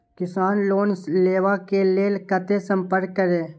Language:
Maithili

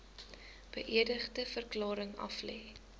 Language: Afrikaans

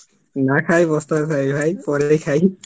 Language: Bangla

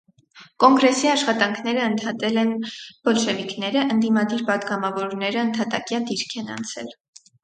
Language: Armenian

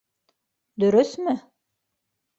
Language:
Bashkir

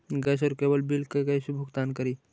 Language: Magahi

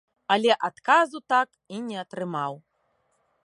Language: Belarusian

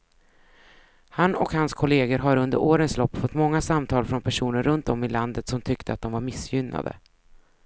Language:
Swedish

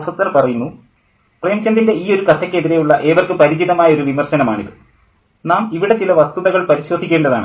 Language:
Malayalam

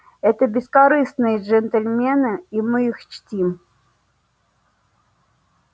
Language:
Russian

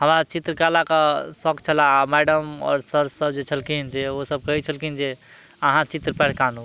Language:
Maithili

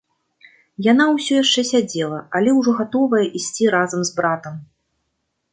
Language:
Belarusian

